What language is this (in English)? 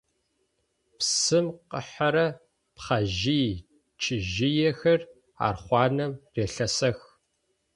Adyghe